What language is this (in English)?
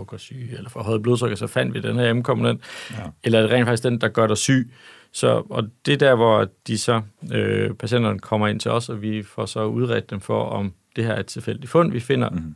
Danish